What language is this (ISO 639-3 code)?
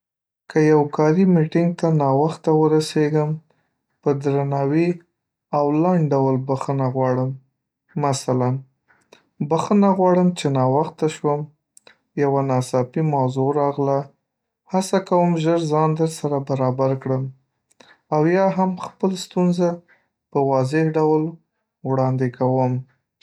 pus